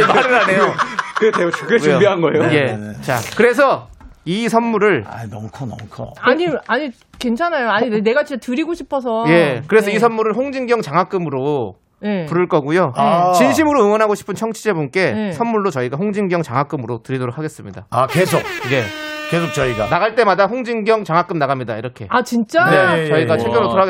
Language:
Korean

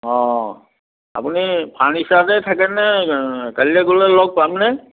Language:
Assamese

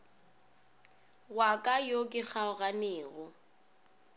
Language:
Northern Sotho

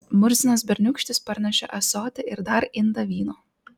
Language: Lithuanian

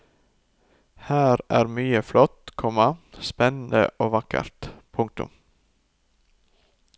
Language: Norwegian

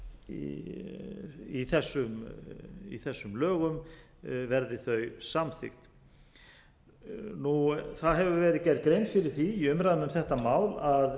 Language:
Icelandic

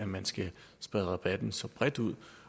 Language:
Danish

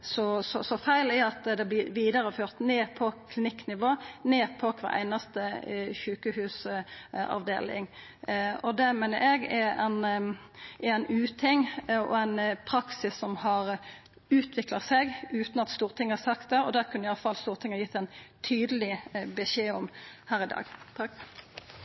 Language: Norwegian Nynorsk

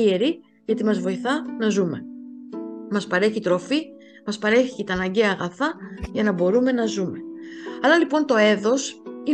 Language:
Greek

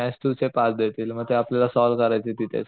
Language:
Marathi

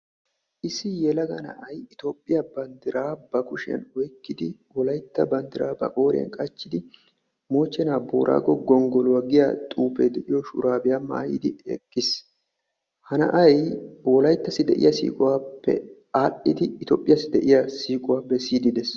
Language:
Wolaytta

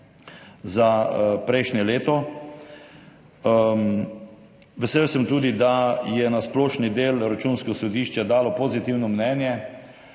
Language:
Slovenian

